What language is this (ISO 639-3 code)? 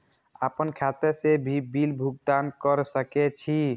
mai